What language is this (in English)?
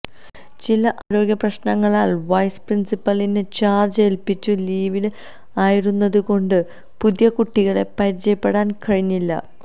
Malayalam